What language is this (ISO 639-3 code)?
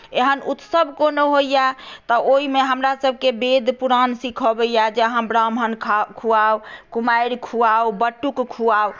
mai